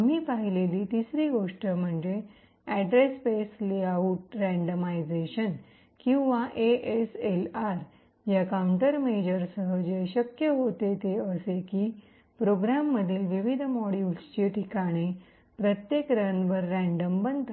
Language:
Marathi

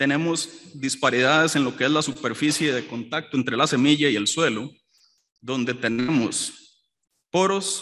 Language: Spanish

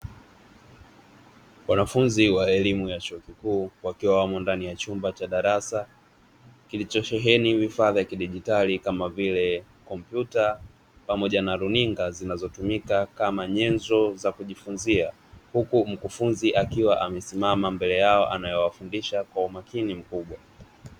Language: Swahili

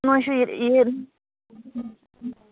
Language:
Manipuri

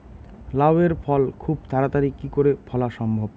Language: Bangla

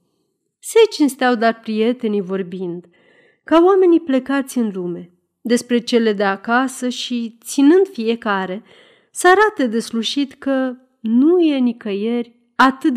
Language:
Romanian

